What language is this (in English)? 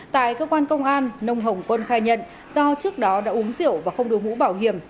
Vietnamese